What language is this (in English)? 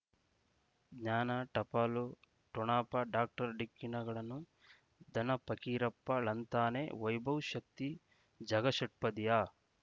Kannada